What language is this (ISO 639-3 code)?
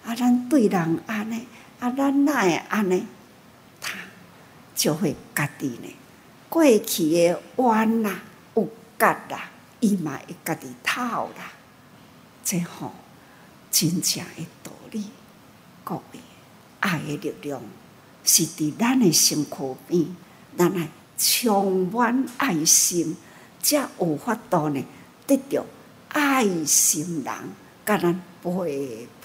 zho